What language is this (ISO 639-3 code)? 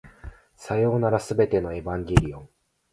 jpn